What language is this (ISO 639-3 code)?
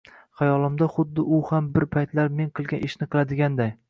uzb